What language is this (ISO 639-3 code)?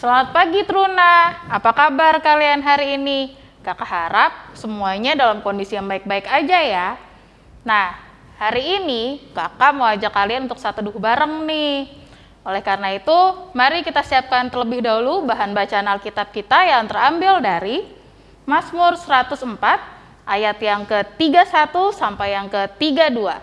ind